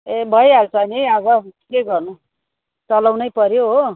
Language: Nepali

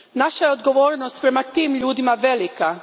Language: Croatian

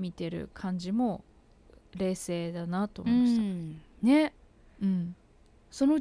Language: Japanese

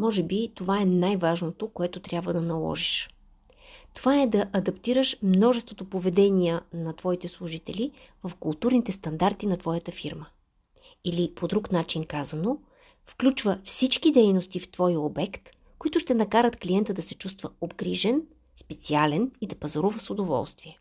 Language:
Bulgarian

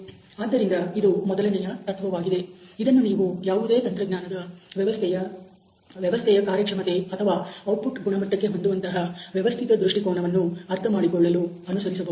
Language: Kannada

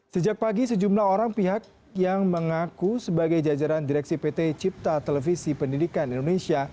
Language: Indonesian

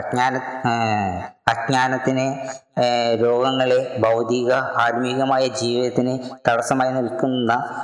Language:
Malayalam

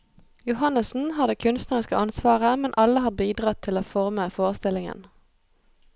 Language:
Norwegian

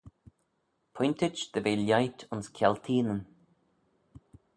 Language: Manx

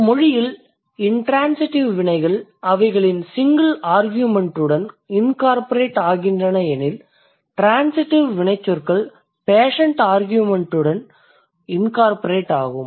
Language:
Tamil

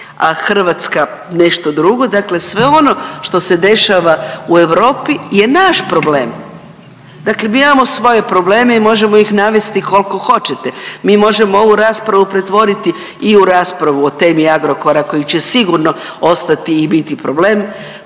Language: Croatian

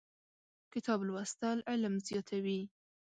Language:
Pashto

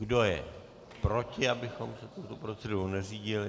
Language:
Czech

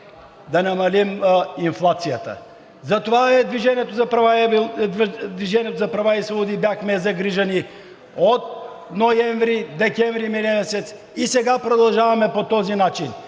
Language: Bulgarian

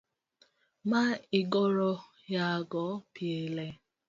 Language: Luo (Kenya and Tanzania)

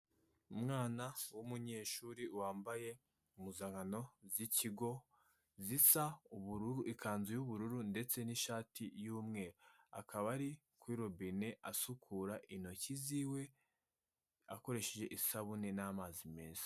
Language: Kinyarwanda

